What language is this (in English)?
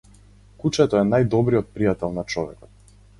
Macedonian